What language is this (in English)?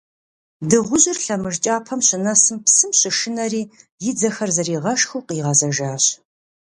Kabardian